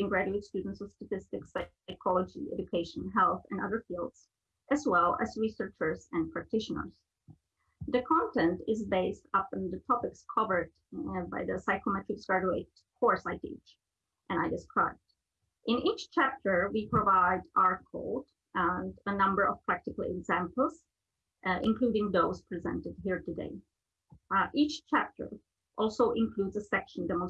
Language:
English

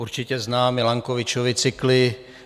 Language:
Czech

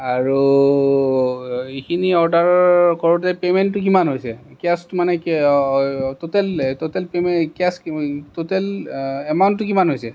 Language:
Assamese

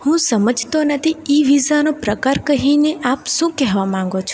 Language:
Gujarati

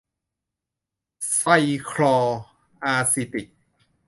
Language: Thai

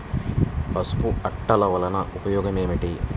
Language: Telugu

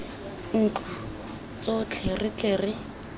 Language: Tswana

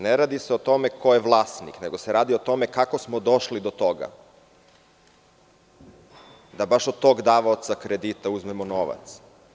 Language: Serbian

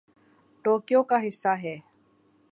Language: Urdu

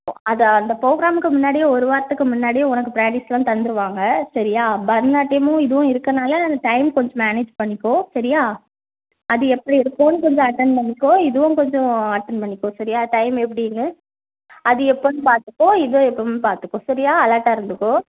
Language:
Tamil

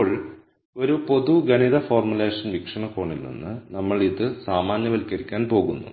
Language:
Malayalam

